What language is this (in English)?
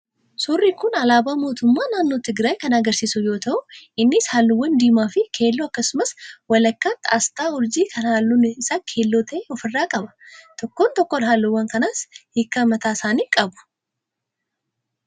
Oromo